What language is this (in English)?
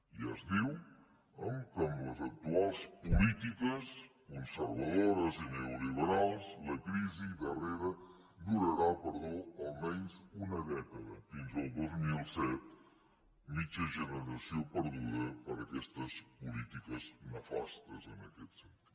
Catalan